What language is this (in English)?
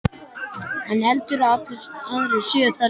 Icelandic